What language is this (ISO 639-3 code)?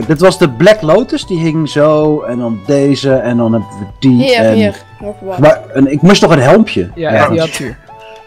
nld